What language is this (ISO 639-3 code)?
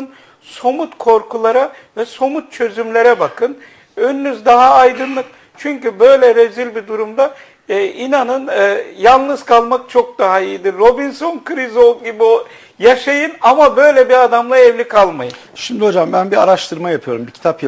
tur